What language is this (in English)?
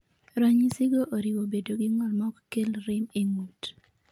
Luo (Kenya and Tanzania)